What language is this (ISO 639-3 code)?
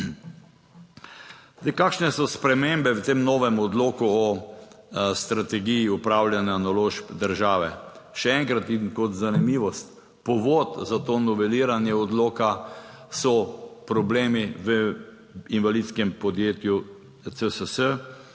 slv